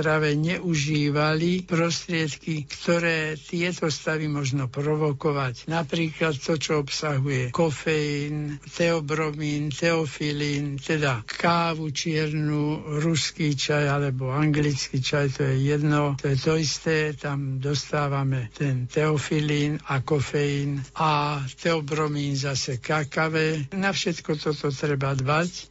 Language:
Slovak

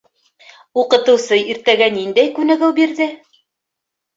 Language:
Bashkir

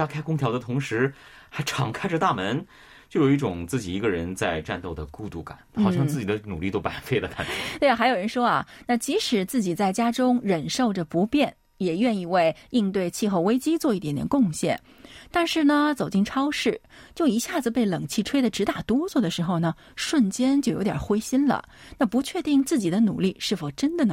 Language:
Chinese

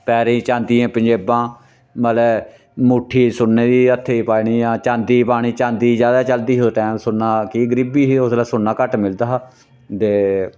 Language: Dogri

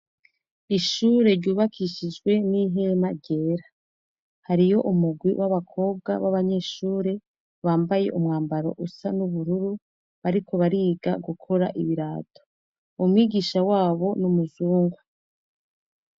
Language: Rundi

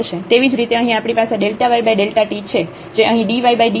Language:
Gujarati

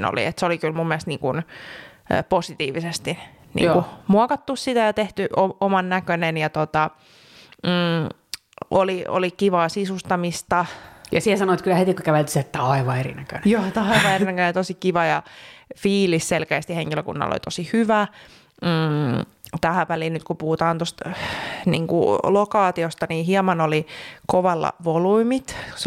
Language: Finnish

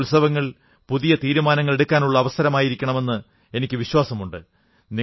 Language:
Malayalam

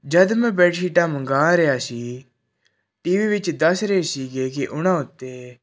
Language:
Punjabi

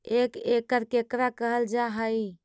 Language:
Magahi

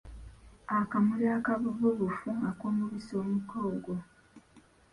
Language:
Ganda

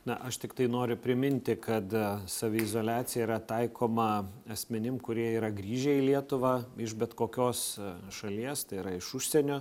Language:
Lithuanian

